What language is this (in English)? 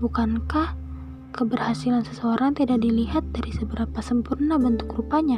Indonesian